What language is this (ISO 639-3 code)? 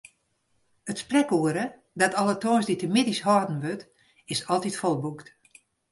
fry